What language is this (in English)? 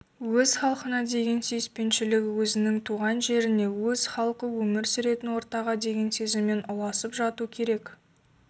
Kazakh